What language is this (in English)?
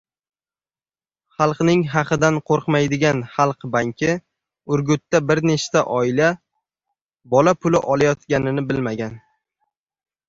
Uzbek